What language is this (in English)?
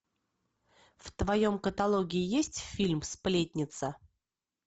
Russian